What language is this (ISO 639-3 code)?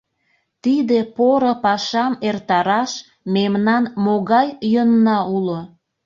chm